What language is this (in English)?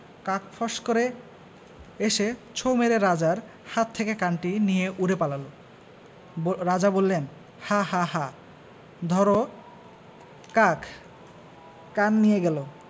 Bangla